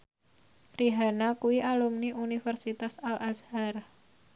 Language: Javanese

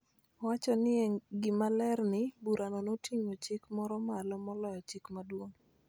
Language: Luo (Kenya and Tanzania)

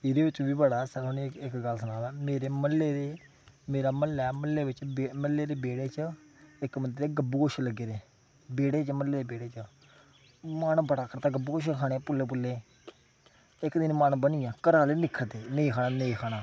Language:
Dogri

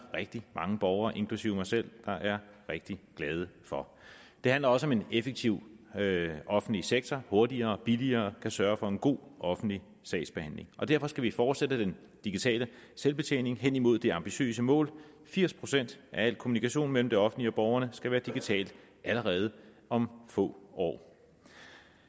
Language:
Danish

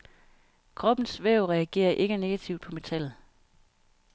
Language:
Danish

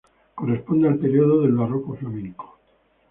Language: Spanish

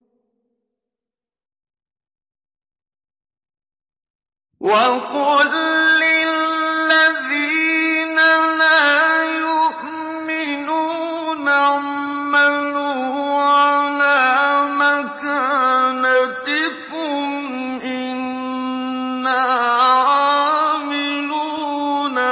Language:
Arabic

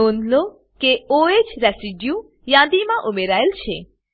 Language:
Gujarati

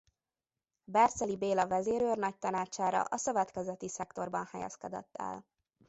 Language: Hungarian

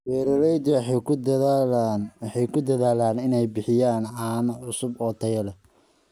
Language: Somali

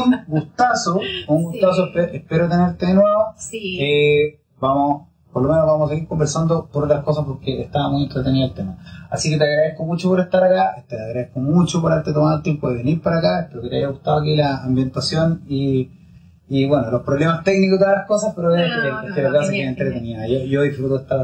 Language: Spanish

